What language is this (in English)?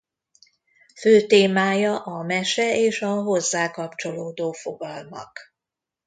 Hungarian